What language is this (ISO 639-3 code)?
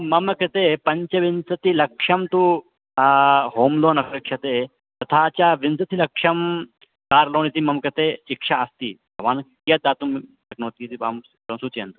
san